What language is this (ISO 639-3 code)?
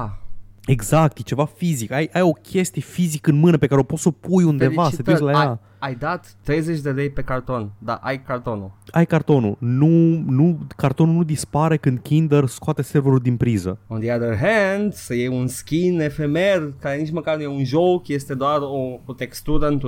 ron